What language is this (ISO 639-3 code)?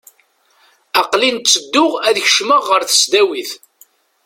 kab